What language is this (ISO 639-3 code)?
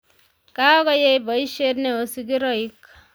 kln